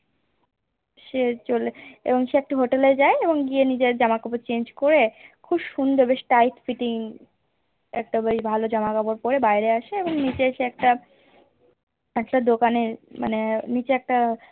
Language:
Bangla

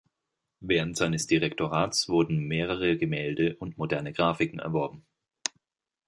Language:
German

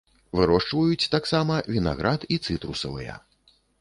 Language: Belarusian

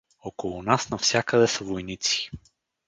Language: Bulgarian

